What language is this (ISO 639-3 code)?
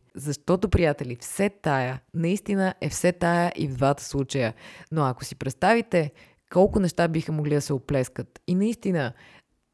bul